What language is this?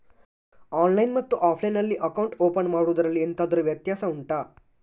Kannada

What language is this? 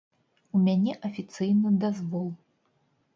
Belarusian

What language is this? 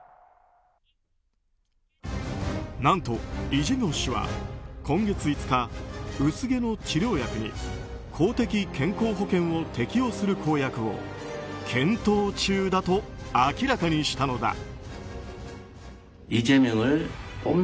Japanese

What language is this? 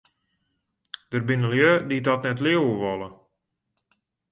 Western Frisian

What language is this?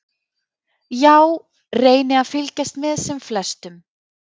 Icelandic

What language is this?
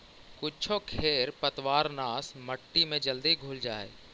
Magahi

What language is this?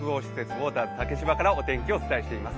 Japanese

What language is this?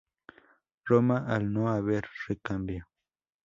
Spanish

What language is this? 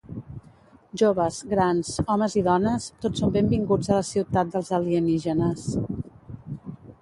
Catalan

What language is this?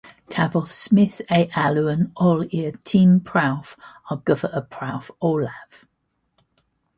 Welsh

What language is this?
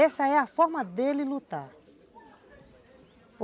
Portuguese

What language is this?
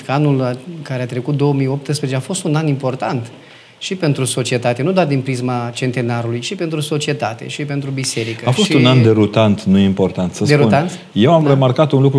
Romanian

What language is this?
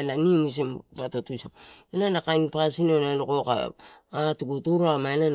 Torau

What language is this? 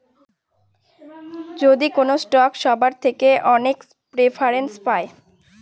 Bangla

